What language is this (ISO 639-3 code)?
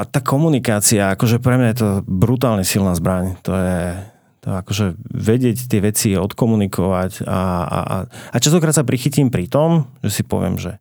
slk